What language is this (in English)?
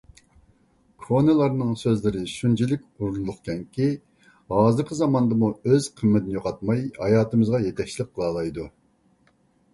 Uyghur